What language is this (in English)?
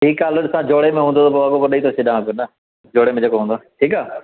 Sindhi